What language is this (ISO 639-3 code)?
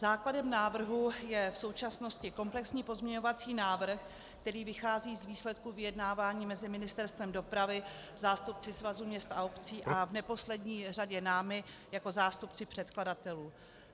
ces